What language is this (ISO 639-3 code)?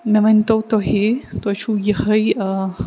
kas